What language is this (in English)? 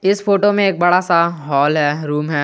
Hindi